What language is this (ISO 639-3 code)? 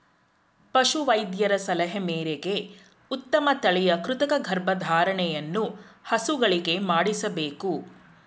kan